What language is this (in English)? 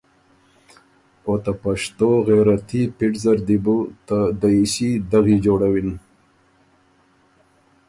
Ormuri